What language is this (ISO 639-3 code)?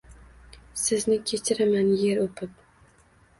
uzb